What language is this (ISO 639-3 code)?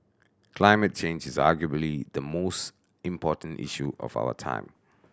eng